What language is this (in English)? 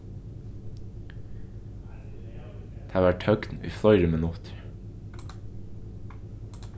Faroese